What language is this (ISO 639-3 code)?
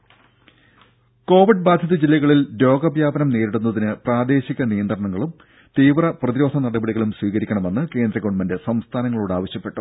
mal